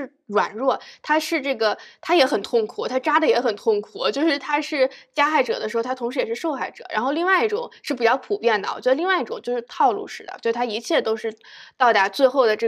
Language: Chinese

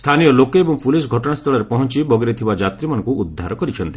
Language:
Odia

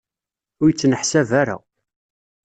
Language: Kabyle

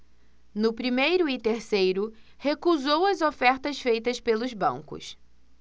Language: Portuguese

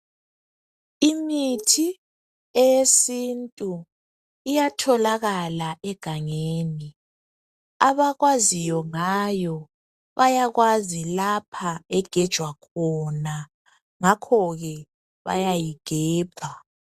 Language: North Ndebele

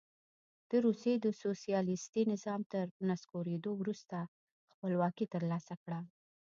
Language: Pashto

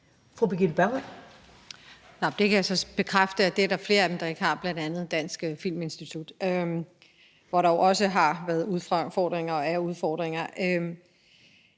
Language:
Danish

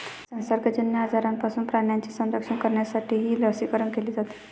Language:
Marathi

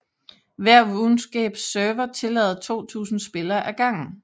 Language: Danish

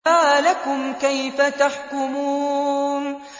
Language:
Arabic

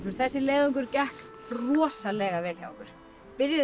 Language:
Icelandic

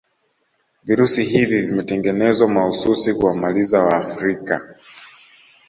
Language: Swahili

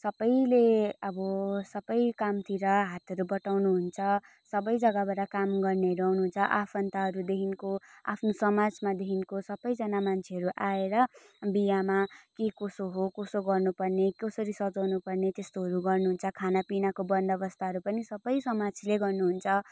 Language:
Nepali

